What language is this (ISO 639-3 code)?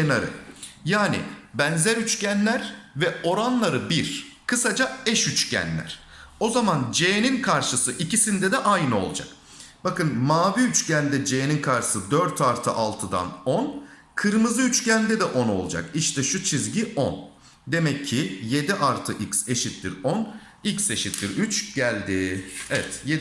tur